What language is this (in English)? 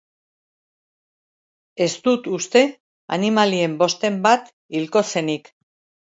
Basque